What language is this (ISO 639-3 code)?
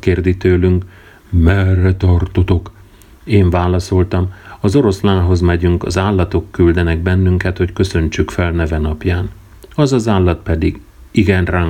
hun